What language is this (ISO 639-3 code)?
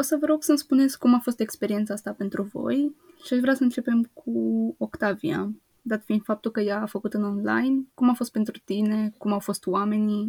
ron